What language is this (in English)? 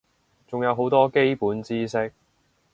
Cantonese